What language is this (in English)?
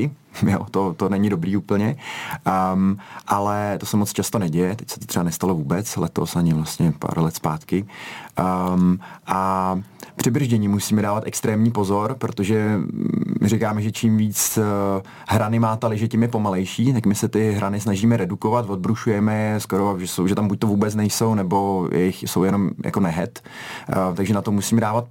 Czech